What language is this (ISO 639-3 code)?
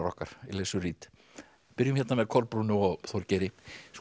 isl